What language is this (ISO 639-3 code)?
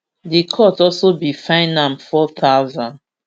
pcm